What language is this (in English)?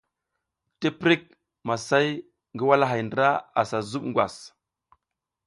South Giziga